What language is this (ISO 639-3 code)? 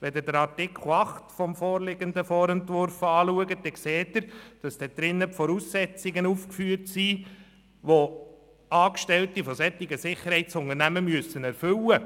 gsw